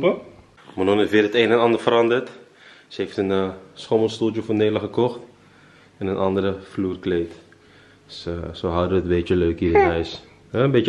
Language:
Dutch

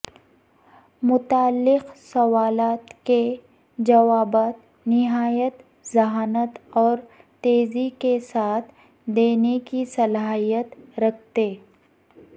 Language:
Urdu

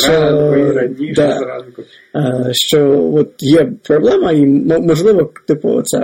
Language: Ukrainian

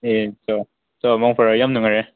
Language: Manipuri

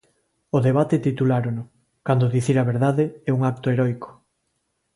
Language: Galician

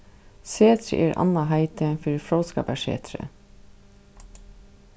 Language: Faroese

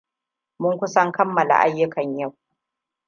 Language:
Hausa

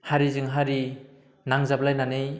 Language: Bodo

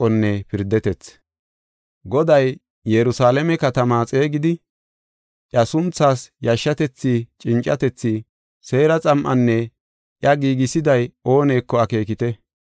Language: Gofa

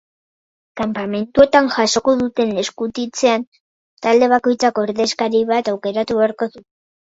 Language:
Basque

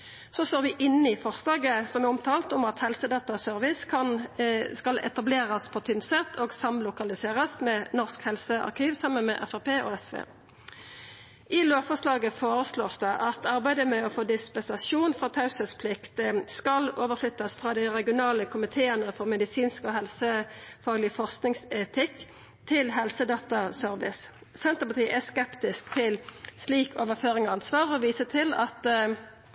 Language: Norwegian Nynorsk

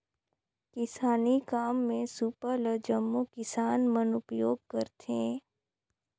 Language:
Chhattisgarhi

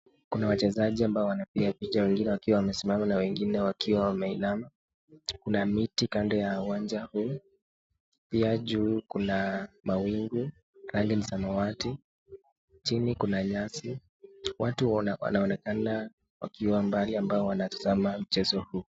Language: Swahili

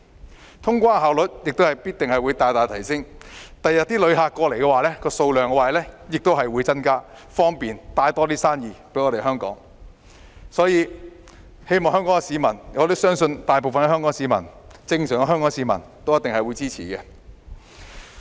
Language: Cantonese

